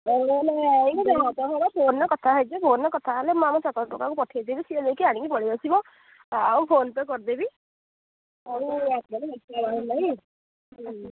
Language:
Odia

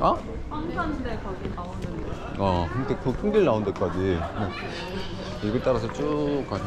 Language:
Korean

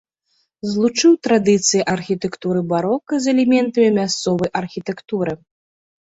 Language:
Belarusian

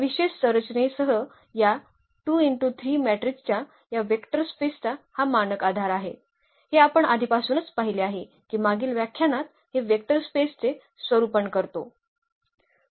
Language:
Marathi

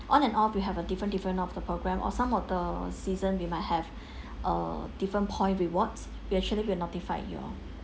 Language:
English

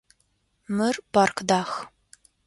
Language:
Adyghe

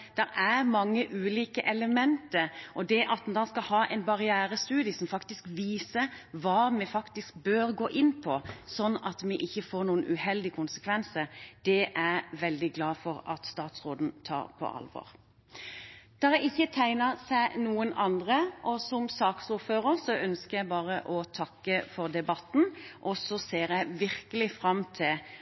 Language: Norwegian Bokmål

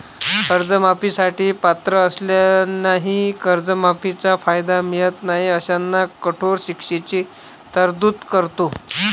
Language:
Marathi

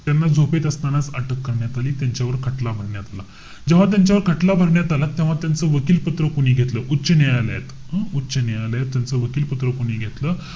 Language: Marathi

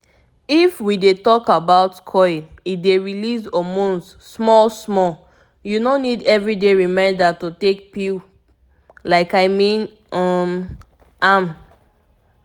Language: Nigerian Pidgin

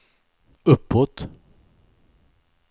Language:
Swedish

